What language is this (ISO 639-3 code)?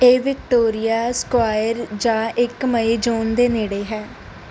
pan